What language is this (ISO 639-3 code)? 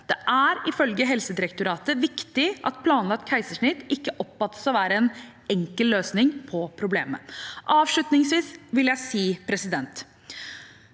nor